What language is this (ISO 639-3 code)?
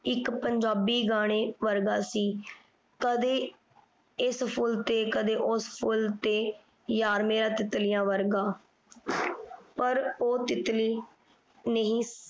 pan